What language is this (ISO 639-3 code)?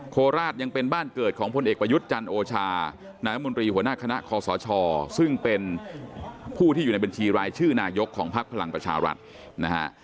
tha